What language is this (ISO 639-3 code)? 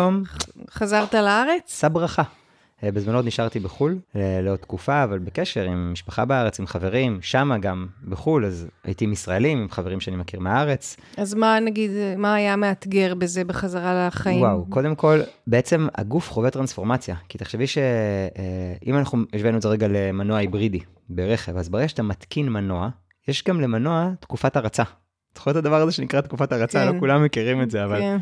heb